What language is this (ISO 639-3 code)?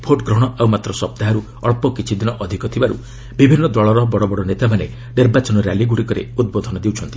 ori